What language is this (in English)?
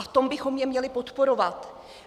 Czech